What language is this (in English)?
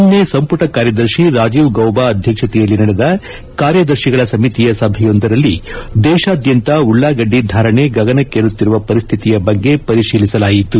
Kannada